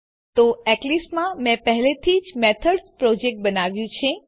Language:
Gujarati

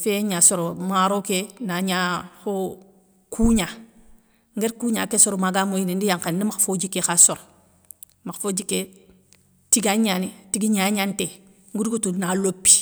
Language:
Soninke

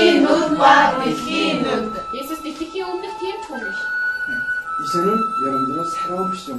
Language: Korean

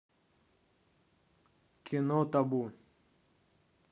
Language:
Russian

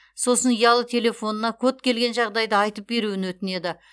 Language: Kazakh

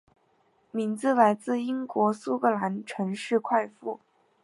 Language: Chinese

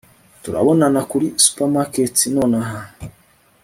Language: Kinyarwanda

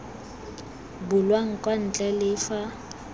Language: Tswana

